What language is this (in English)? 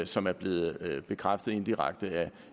Danish